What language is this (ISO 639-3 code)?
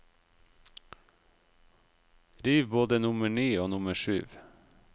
nor